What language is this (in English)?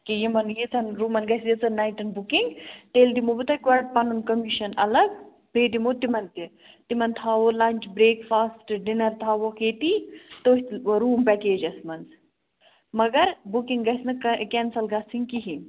Kashmiri